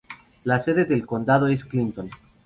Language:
Spanish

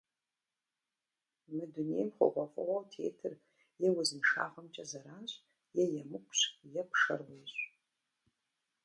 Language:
Kabardian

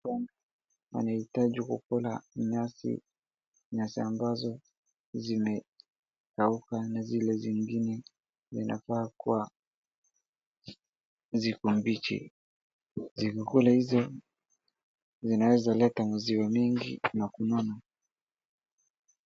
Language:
Swahili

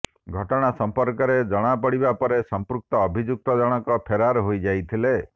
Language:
Odia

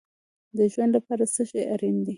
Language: Pashto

